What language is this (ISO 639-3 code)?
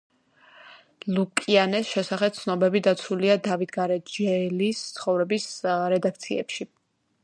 kat